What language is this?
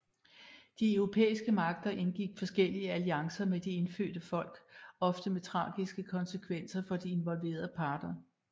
Danish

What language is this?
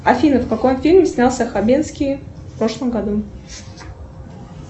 Russian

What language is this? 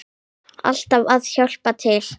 Icelandic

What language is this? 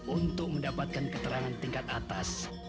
Indonesian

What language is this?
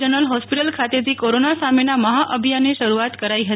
Gujarati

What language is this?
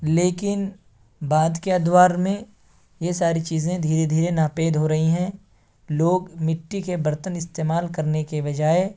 Urdu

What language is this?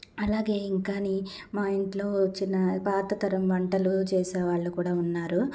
Telugu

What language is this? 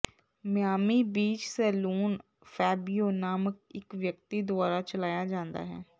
Punjabi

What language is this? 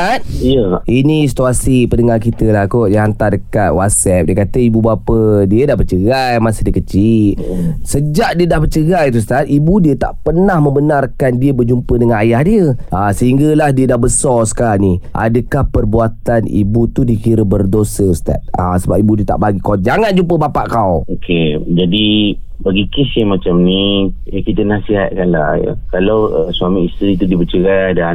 Malay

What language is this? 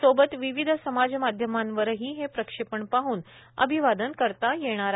Marathi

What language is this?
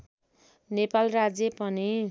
Nepali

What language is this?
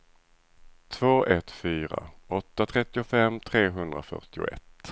Swedish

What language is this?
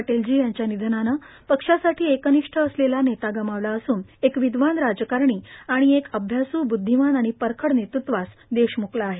Marathi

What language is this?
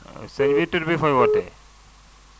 Wolof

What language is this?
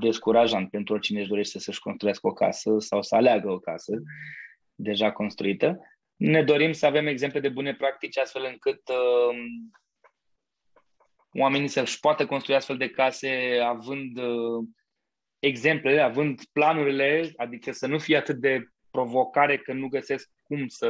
Romanian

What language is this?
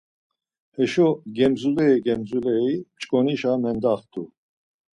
Laz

